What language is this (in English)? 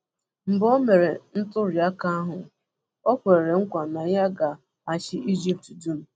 Igbo